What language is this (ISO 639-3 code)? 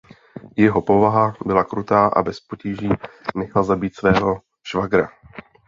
ces